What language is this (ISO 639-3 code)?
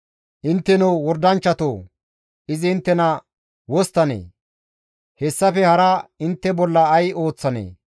gmv